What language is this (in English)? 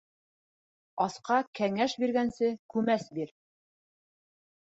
Bashkir